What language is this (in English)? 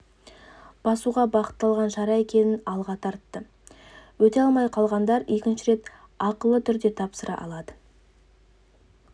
Kazakh